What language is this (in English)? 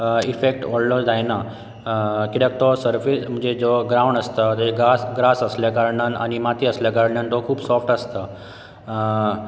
Konkani